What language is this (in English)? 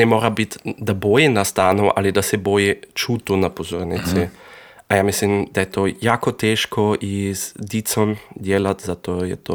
Croatian